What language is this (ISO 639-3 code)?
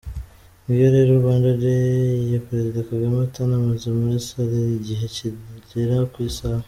kin